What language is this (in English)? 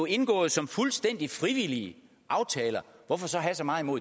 Danish